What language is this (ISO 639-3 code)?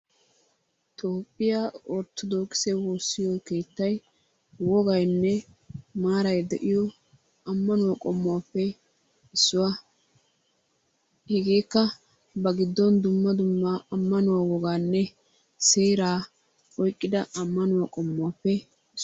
wal